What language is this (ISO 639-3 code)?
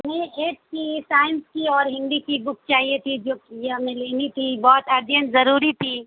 urd